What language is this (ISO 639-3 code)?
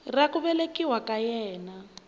tso